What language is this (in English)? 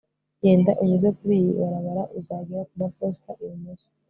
Kinyarwanda